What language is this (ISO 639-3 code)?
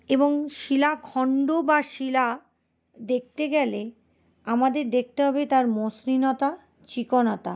ben